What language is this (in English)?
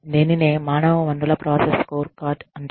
Telugu